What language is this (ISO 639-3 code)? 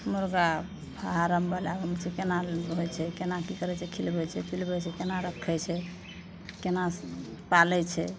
mai